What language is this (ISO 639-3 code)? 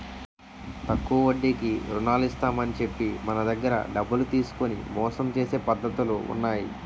tel